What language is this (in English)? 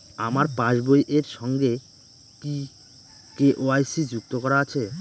Bangla